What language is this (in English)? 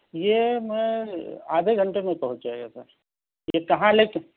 Urdu